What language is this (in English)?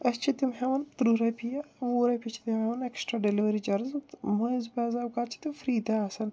Kashmiri